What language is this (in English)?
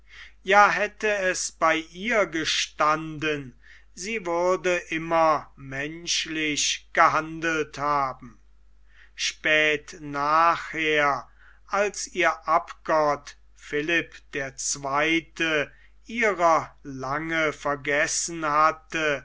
German